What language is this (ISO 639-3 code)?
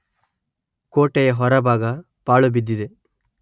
kan